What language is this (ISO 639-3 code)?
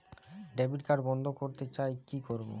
ben